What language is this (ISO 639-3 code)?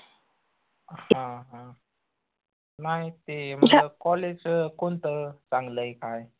mar